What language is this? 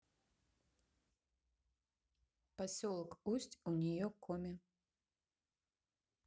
Russian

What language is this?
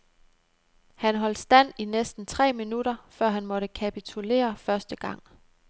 Danish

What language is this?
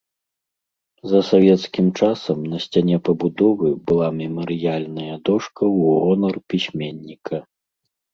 Belarusian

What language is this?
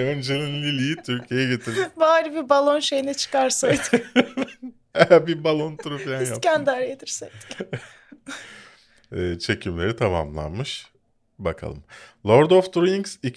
Turkish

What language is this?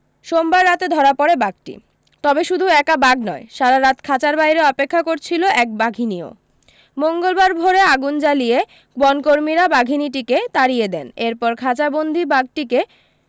Bangla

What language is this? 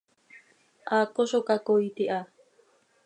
Seri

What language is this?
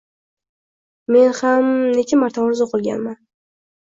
Uzbek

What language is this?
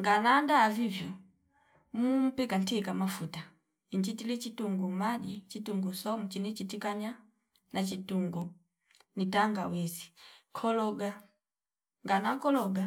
Fipa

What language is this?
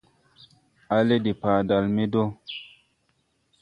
Tupuri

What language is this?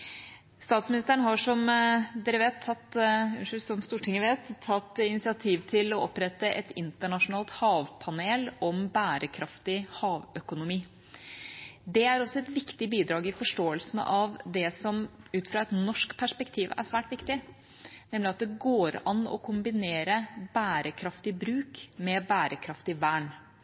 Norwegian Bokmål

